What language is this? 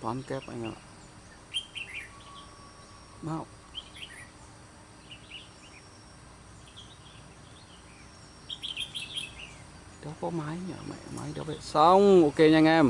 Vietnamese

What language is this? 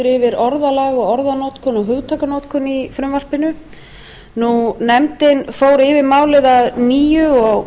Icelandic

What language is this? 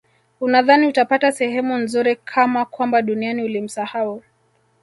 Swahili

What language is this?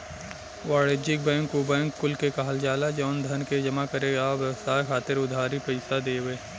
Bhojpuri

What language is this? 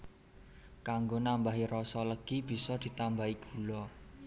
Javanese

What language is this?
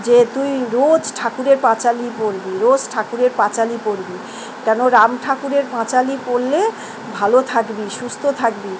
Bangla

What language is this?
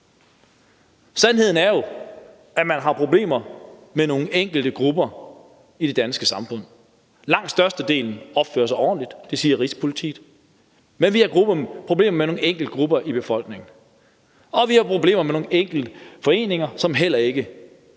Danish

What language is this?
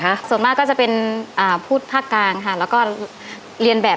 Thai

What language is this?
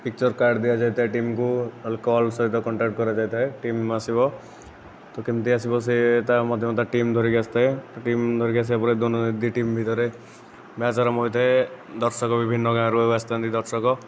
Odia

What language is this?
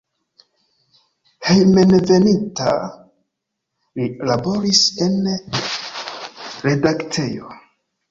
Esperanto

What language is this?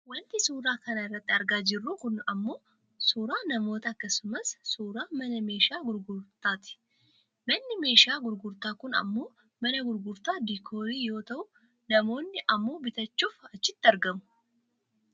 Oromo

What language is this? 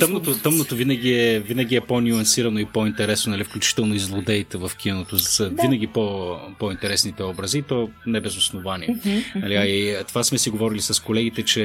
Bulgarian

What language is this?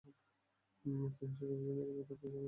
Bangla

